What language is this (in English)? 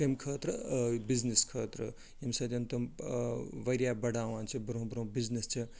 Kashmiri